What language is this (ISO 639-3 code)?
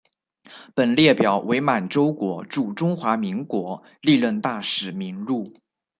zho